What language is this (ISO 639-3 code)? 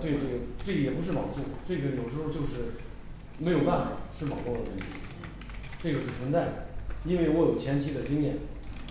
zho